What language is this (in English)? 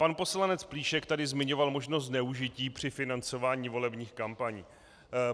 Czech